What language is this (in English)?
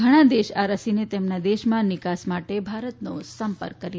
Gujarati